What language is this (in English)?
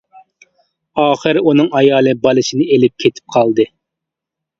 Uyghur